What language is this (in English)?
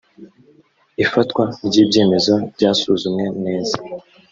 Kinyarwanda